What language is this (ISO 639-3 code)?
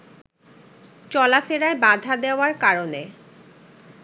ben